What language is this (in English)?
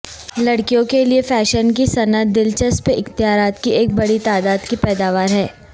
Urdu